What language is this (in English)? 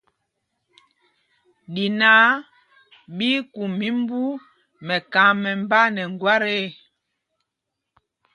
Mpumpong